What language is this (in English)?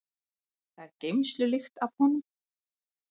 Icelandic